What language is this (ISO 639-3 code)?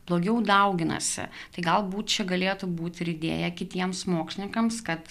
lit